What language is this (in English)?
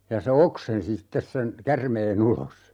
Finnish